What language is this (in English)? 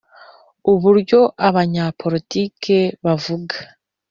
Kinyarwanda